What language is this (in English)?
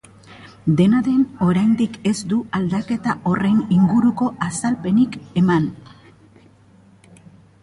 Basque